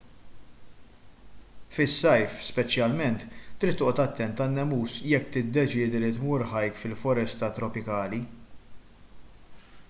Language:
Maltese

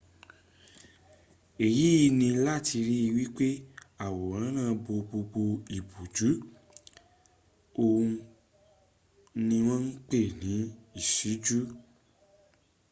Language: Yoruba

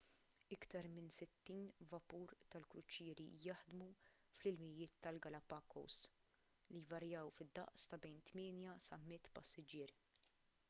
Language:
Maltese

